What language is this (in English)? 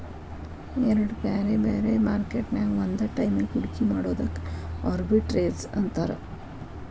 Kannada